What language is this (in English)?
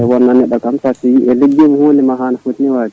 Fula